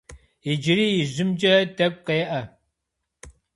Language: Kabardian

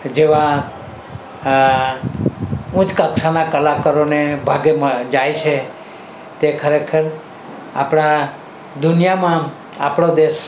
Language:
Gujarati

